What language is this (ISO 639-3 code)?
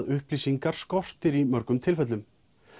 isl